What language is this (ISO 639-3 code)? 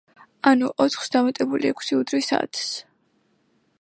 kat